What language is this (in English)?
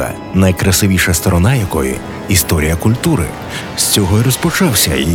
Ukrainian